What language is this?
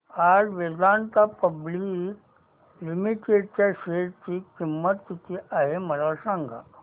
Marathi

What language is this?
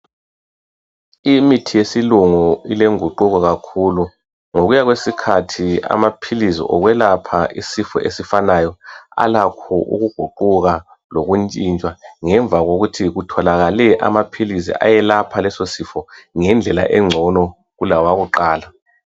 North Ndebele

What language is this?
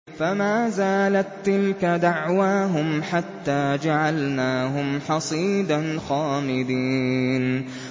Arabic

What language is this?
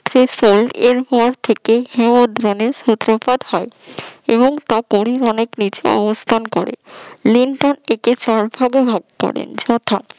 Bangla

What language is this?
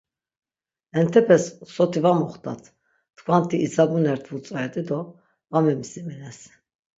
Laz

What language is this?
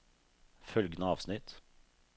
Norwegian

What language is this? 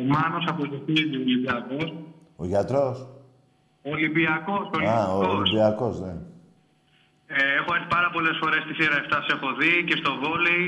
Greek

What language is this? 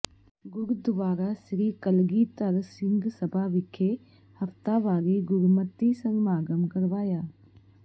Punjabi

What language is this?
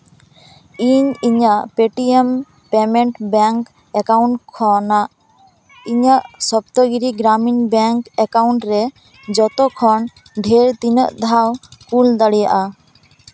Santali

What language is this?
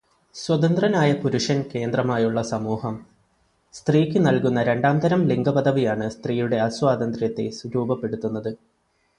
Malayalam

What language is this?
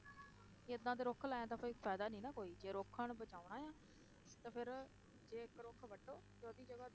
Punjabi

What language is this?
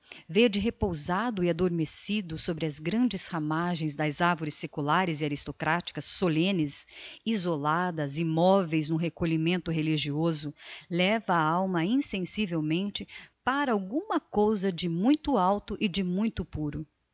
Portuguese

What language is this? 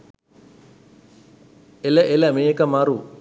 Sinhala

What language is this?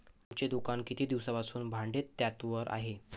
Marathi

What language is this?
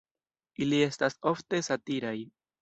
Esperanto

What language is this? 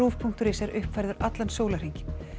Icelandic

